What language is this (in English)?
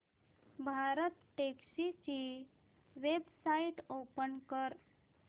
Marathi